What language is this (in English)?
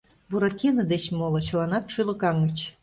Mari